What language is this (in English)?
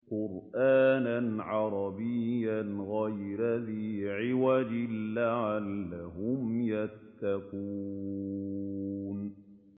Arabic